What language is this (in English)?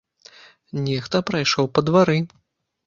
Belarusian